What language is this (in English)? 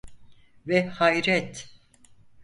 Turkish